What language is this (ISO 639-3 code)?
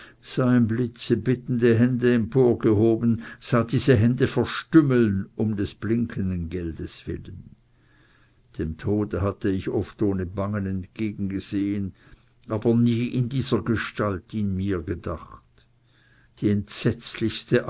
deu